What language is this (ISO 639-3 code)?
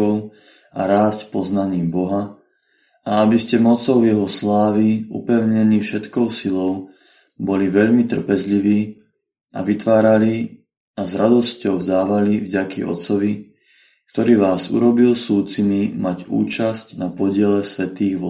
slk